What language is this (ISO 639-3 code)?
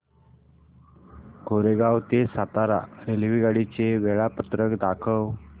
mar